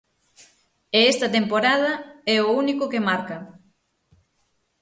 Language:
Galician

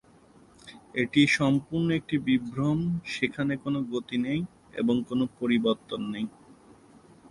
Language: Bangla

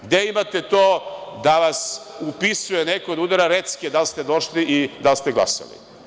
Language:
Serbian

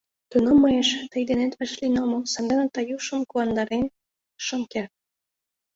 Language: Mari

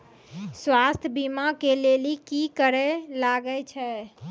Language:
Maithili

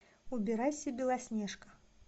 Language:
Russian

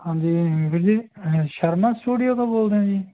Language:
Punjabi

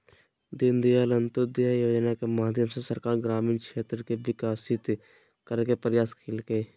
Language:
Magahi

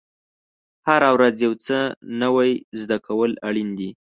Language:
Pashto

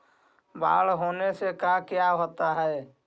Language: Magahi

